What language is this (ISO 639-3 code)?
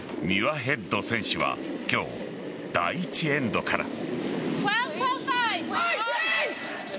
jpn